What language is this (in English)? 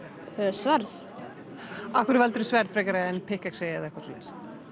Icelandic